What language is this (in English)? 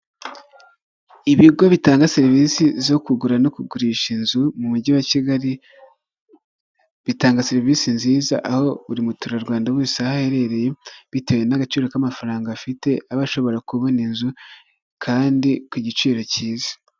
Kinyarwanda